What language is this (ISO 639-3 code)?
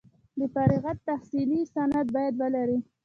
pus